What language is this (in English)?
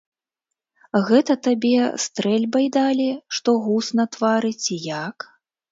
Belarusian